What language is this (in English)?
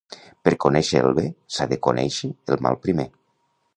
Catalan